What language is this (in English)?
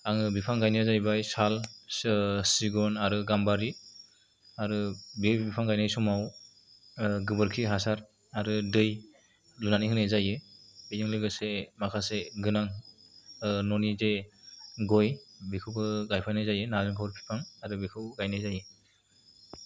Bodo